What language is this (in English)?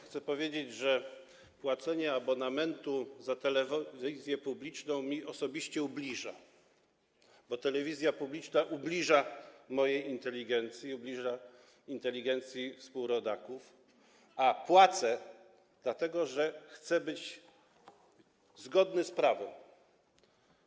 Polish